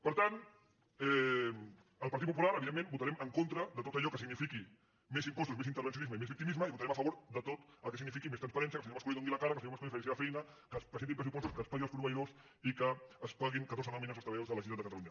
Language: Catalan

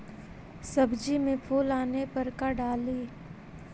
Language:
Magahi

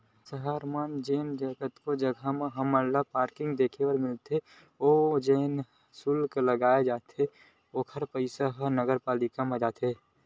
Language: Chhattisgarhi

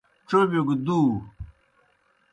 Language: Kohistani Shina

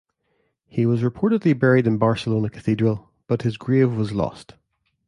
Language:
English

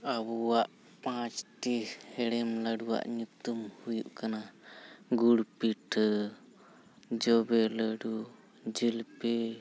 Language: Santali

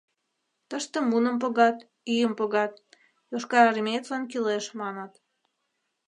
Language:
Mari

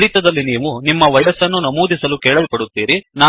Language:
Kannada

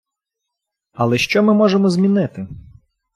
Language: Ukrainian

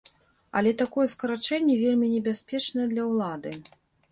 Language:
Belarusian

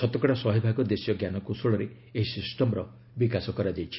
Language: Odia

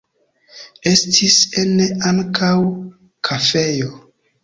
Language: Esperanto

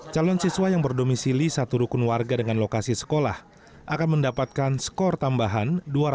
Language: Indonesian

